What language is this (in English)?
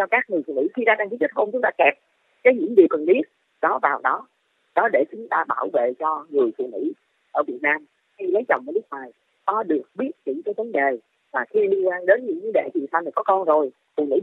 Vietnamese